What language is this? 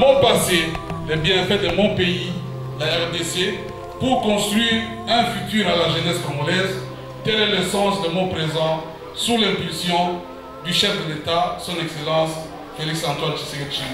French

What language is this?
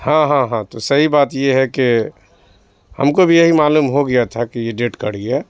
Urdu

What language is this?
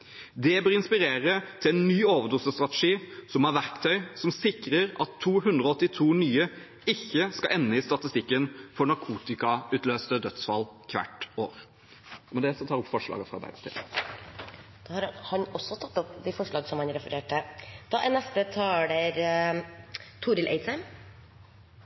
Norwegian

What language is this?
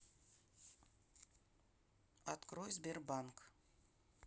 Russian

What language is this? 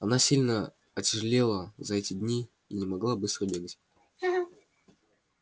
Russian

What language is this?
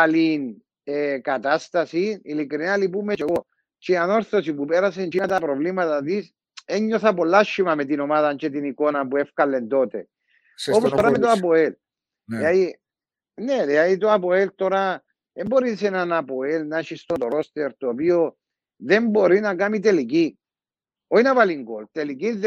Greek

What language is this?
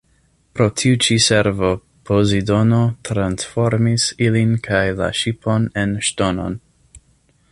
Esperanto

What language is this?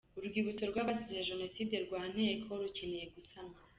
Kinyarwanda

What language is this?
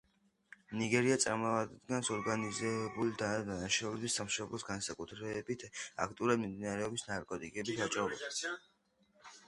Georgian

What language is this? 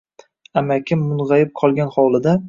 Uzbek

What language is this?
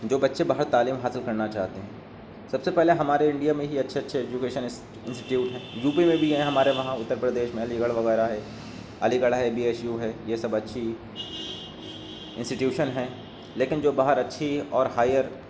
Urdu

